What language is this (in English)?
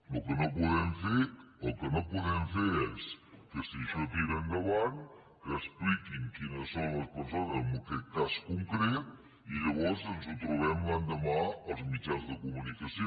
Catalan